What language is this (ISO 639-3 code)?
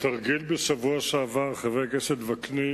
heb